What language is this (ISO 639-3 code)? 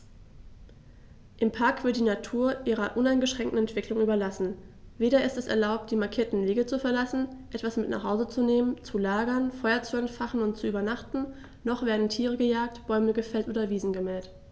deu